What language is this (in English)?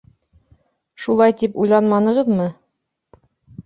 Bashkir